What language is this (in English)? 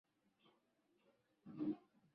Swahili